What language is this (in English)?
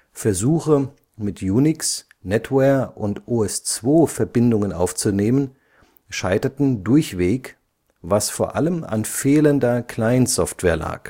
German